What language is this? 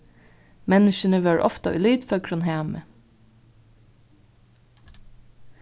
Faroese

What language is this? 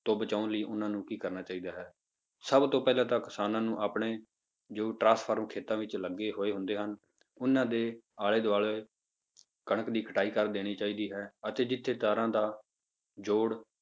Punjabi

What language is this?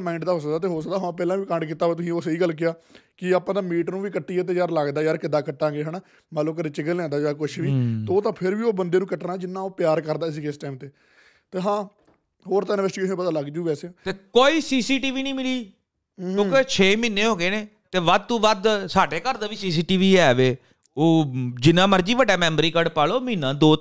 Punjabi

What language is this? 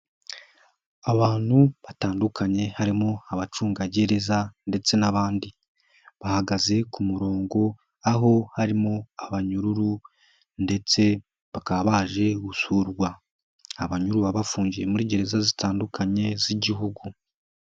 Kinyarwanda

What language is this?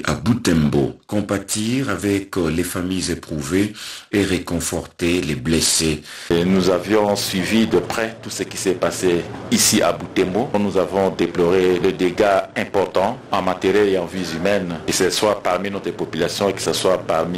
French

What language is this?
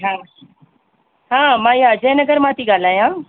Sindhi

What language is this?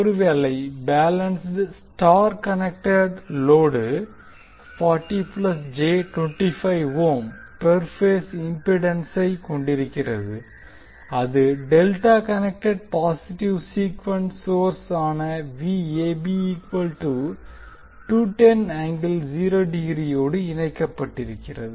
Tamil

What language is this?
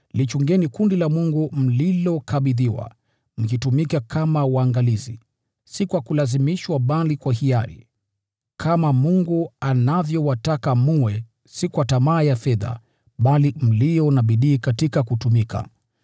Swahili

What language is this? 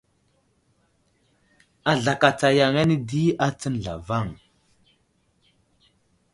Wuzlam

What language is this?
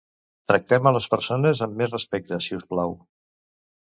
Catalan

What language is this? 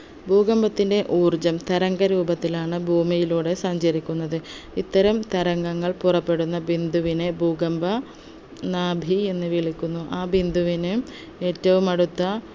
Malayalam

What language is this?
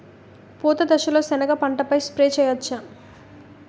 Telugu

